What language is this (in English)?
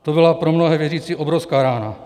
Czech